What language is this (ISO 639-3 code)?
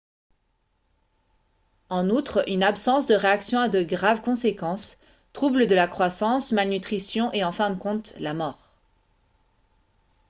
fra